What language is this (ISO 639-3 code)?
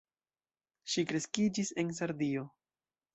epo